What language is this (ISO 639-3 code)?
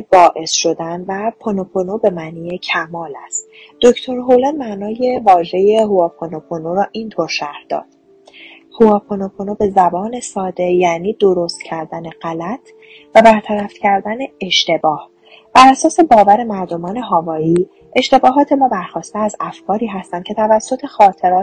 fas